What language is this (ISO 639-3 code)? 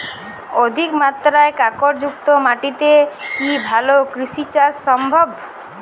ben